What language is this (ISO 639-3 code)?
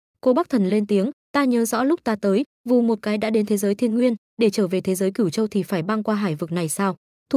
vie